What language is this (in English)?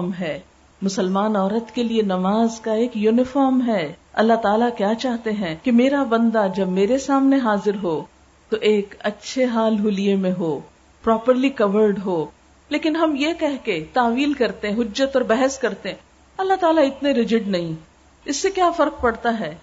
Urdu